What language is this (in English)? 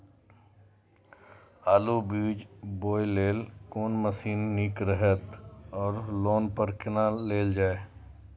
Maithili